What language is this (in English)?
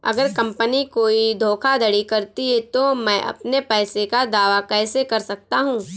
Hindi